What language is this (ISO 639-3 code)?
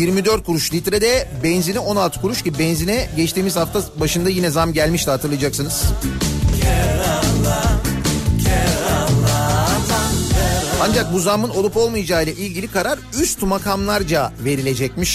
tur